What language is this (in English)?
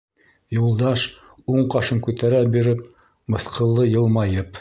Bashkir